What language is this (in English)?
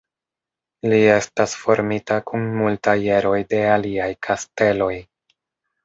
Esperanto